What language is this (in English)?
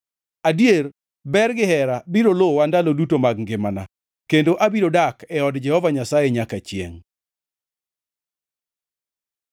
Luo (Kenya and Tanzania)